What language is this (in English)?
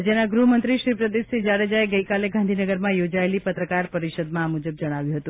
Gujarati